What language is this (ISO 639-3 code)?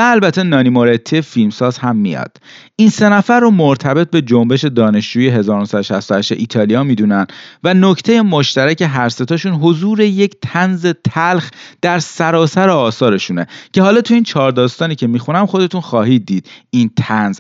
fas